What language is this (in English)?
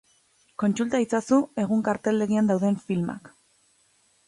Basque